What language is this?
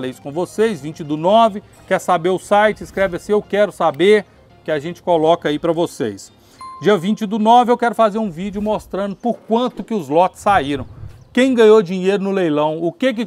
Portuguese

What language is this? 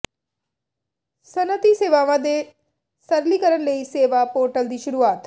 Punjabi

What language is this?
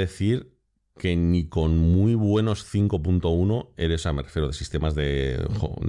Spanish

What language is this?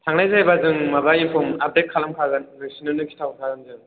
Bodo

